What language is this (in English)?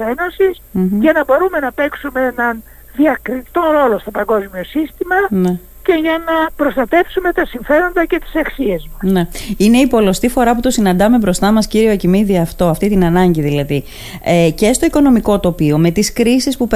Greek